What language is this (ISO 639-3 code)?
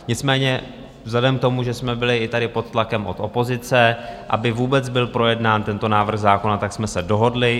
ces